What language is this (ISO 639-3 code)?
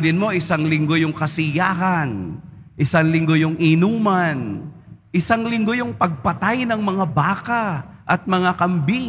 fil